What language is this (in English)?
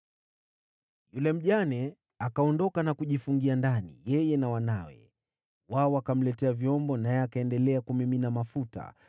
Swahili